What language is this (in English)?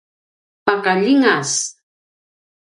Paiwan